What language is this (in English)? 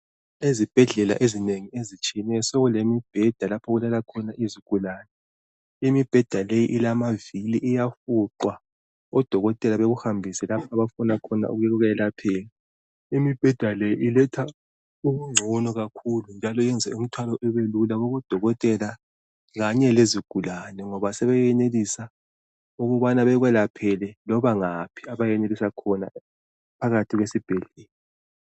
North Ndebele